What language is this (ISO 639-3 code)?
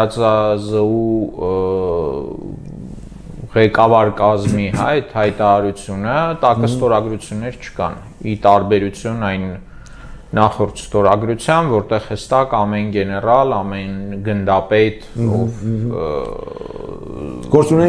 ron